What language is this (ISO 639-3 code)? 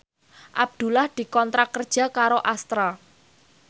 jav